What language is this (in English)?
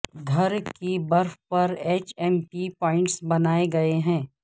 Urdu